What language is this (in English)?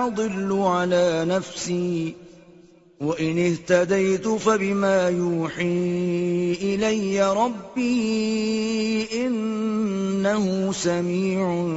Urdu